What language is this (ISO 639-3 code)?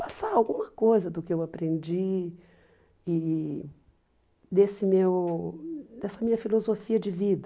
por